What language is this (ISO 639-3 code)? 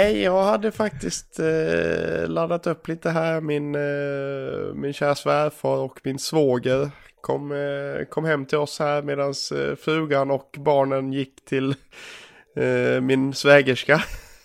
swe